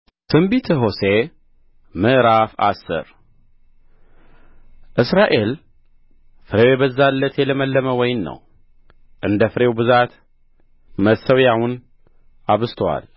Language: Amharic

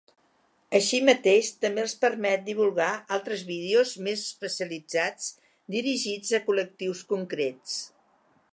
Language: Catalan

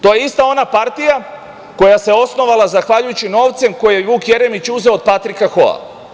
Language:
Serbian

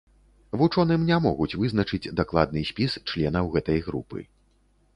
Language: Belarusian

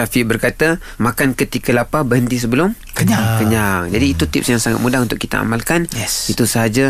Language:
Malay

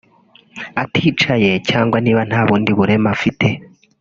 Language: Kinyarwanda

